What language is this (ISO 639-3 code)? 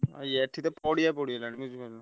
ori